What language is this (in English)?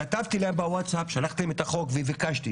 Hebrew